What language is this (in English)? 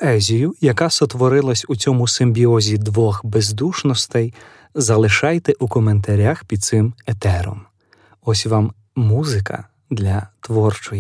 Ukrainian